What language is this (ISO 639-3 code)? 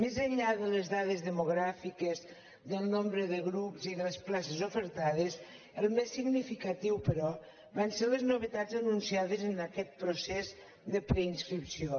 cat